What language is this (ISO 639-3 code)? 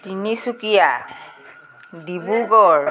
asm